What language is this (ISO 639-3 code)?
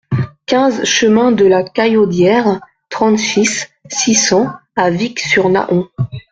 fra